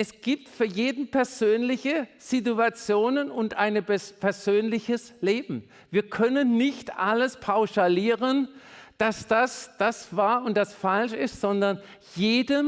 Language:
German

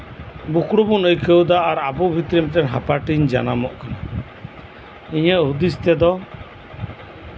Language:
Santali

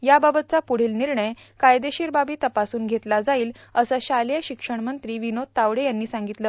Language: Marathi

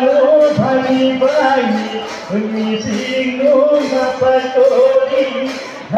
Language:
Arabic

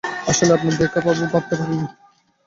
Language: Bangla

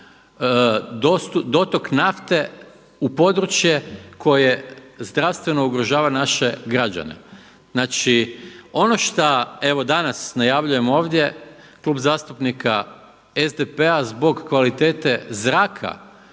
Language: Croatian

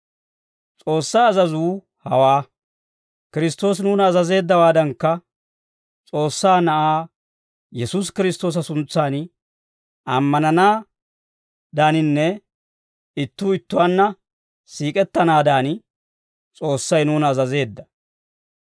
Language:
Dawro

